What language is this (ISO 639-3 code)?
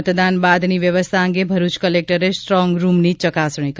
guj